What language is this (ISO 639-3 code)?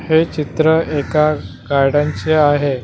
mar